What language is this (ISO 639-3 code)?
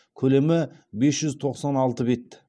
kaz